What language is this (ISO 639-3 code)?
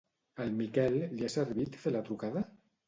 cat